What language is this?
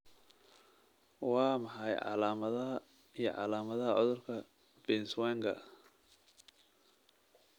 Somali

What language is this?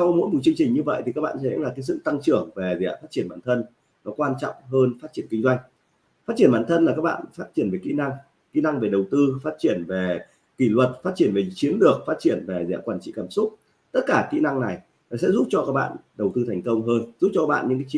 Vietnamese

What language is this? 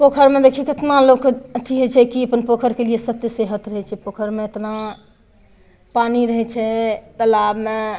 Maithili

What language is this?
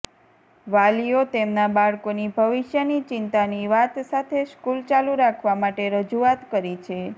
Gujarati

